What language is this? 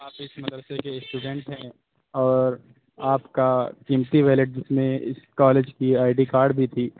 Urdu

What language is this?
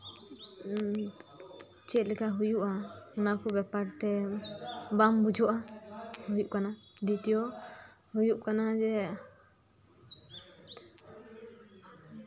Santali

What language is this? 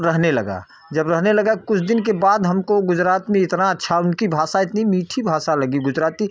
Hindi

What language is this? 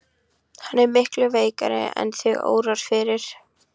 Icelandic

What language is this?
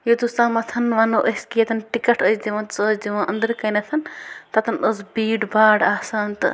Kashmiri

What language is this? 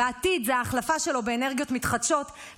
Hebrew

